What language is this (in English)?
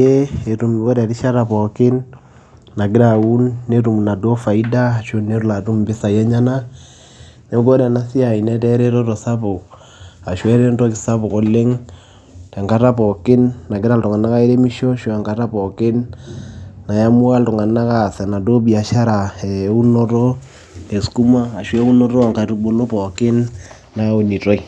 Masai